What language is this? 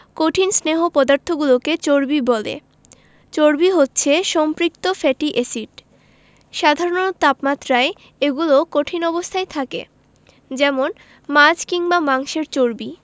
Bangla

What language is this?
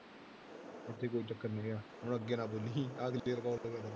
Punjabi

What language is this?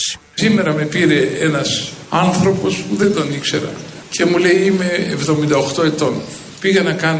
Greek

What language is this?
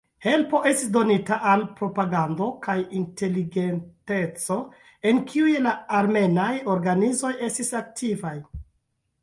Esperanto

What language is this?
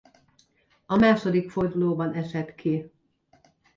Hungarian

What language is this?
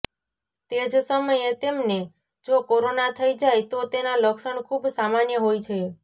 Gujarati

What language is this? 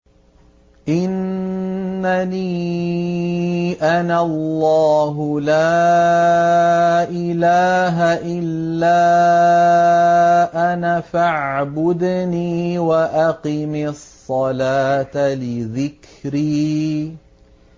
Arabic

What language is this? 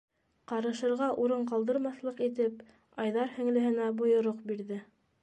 Bashkir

